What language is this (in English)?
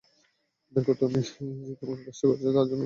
Bangla